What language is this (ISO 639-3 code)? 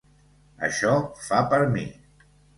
cat